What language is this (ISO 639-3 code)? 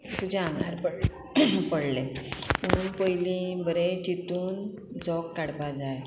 kok